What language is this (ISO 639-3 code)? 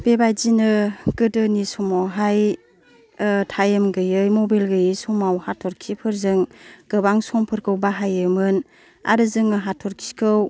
brx